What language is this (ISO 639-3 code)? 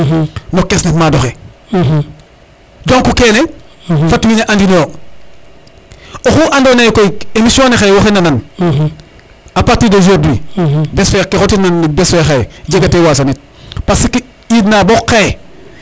srr